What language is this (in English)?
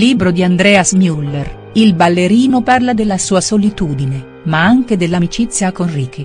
Italian